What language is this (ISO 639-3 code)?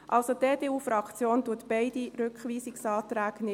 gsw